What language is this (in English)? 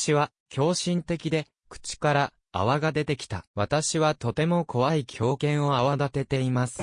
Japanese